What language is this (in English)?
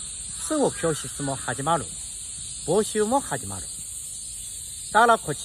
Japanese